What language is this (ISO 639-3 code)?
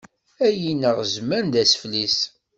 kab